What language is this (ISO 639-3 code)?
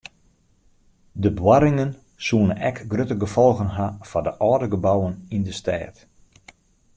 fry